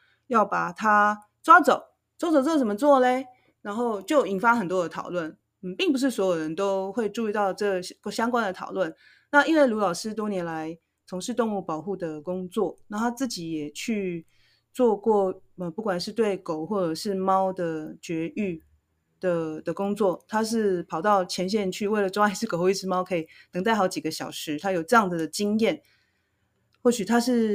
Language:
Chinese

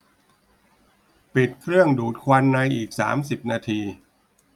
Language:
Thai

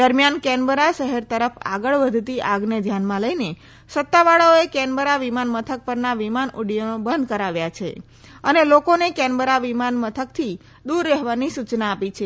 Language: Gujarati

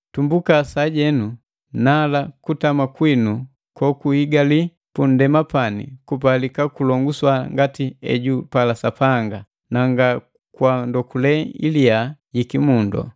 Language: Matengo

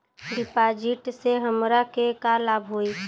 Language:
Bhojpuri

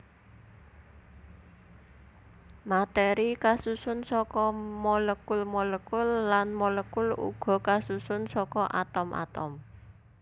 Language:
Javanese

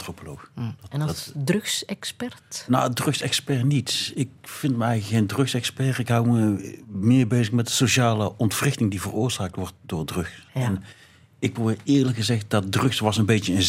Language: Dutch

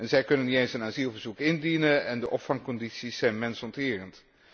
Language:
Dutch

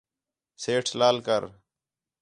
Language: Khetrani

